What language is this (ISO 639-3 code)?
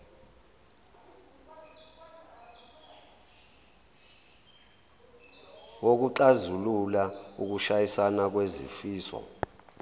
zul